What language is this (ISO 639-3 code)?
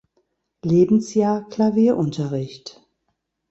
deu